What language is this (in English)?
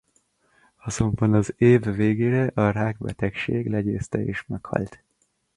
Hungarian